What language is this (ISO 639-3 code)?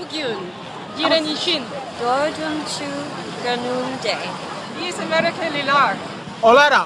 ron